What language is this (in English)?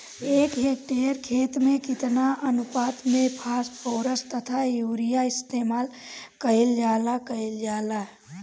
Bhojpuri